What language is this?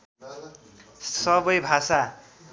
Nepali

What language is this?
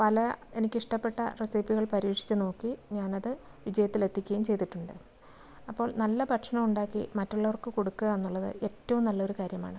Malayalam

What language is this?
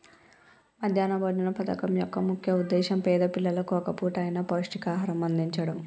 Telugu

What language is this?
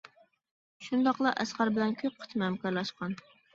Uyghur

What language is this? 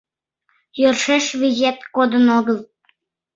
Mari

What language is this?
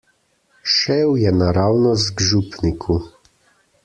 Slovenian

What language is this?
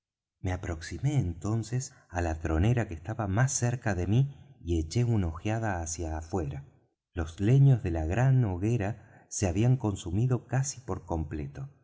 Spanish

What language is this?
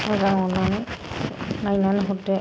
Bodo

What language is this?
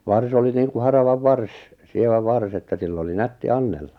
Finnish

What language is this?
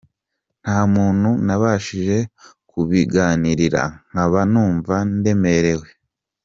Kinyarwanda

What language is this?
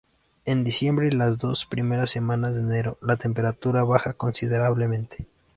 Spanish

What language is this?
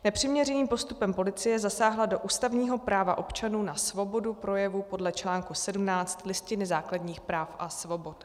Czech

